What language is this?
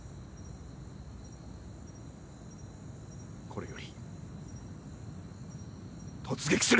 Japanese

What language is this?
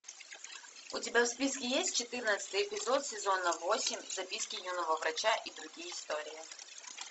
Russian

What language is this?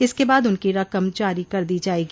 Hindi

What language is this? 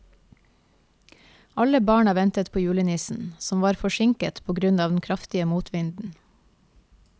Norwegian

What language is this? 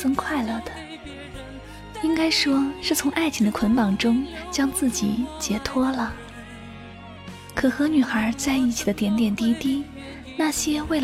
Chinese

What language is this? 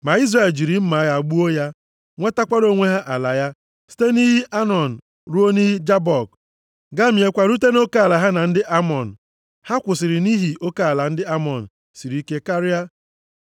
Igbo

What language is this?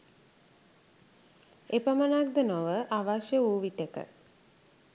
Sinhala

